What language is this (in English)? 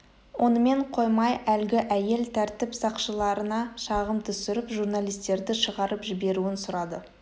Kazakh